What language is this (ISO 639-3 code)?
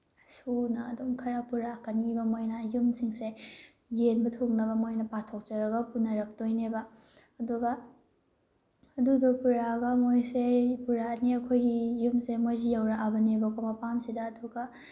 mni